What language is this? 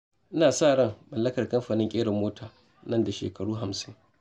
Hausa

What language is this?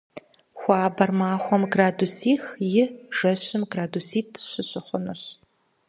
Kabardian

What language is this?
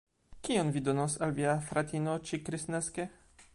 Esperanto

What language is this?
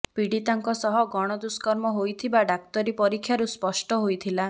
Odia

